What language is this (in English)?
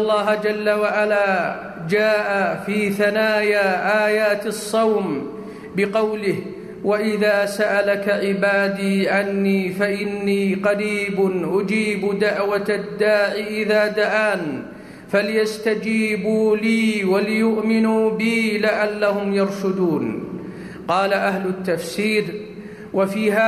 Arabic